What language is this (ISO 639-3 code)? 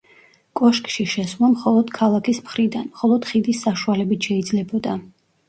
kat